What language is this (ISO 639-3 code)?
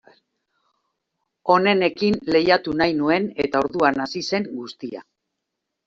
eus